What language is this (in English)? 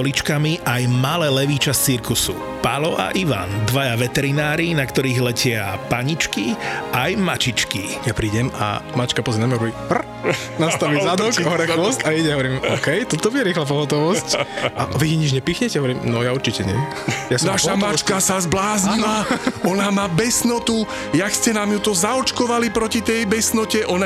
Slovak